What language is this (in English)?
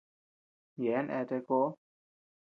Tepeuxila Cuicatec